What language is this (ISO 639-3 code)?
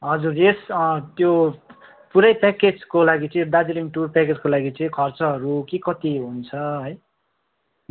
nep